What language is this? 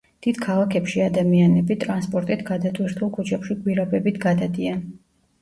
Georgian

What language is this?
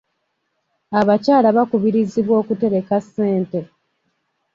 Ganda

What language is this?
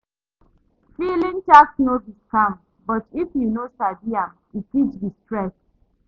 Nigerian Pidgin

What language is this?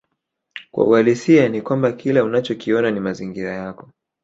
Swahili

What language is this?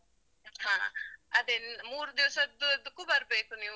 Kannada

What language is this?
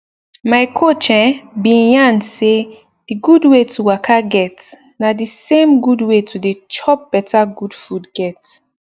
Nigerian Pidgin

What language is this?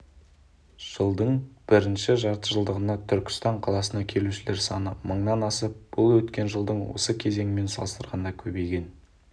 Kazakh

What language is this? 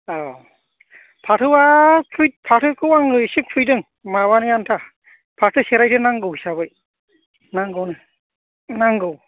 Bodo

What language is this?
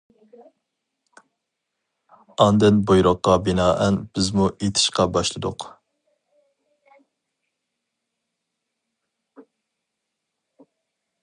Uyghur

